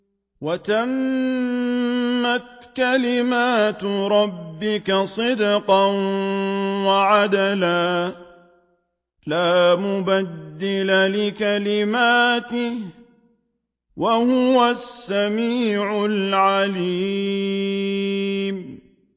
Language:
Arabic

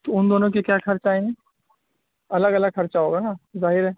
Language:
Urdu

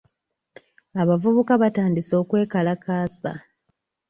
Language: Ganda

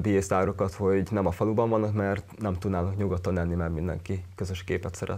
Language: Hungarian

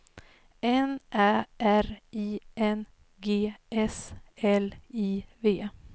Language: Swedish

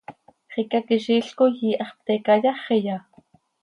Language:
Seri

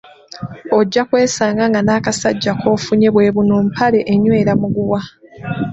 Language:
Ganda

